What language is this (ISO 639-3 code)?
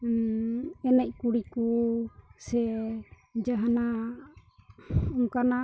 sat